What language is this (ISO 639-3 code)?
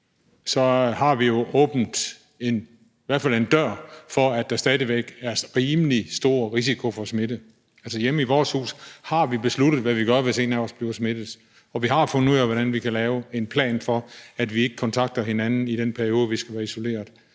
dan